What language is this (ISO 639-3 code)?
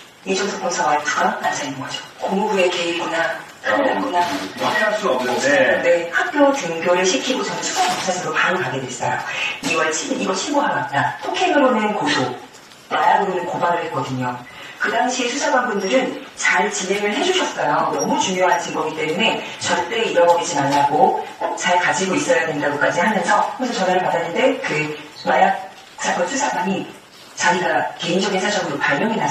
kor